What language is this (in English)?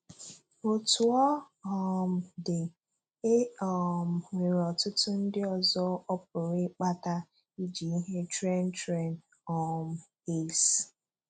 Igbo